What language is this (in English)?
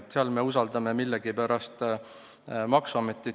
Estonian